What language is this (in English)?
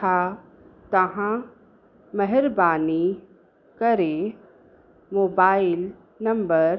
Sindhi